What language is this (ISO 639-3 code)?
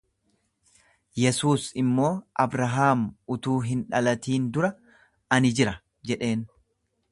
orm